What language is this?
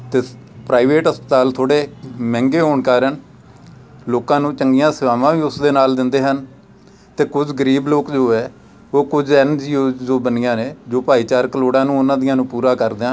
Punjabi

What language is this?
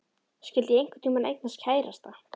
Icelandic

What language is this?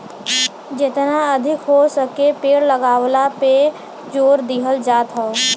Bhojpuri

